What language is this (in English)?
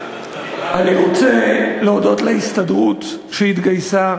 Hebrew